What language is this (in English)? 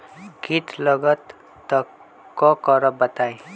Magahi